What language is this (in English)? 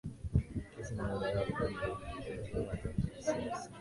Swahili